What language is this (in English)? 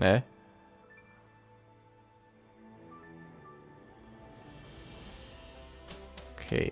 German